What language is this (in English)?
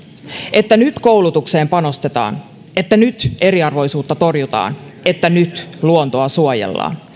Finnish